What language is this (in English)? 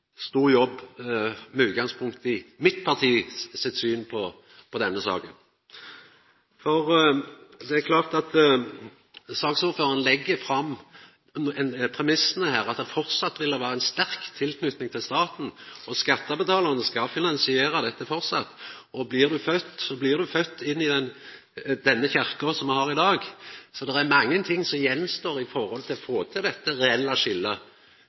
Norwegian Nynorsk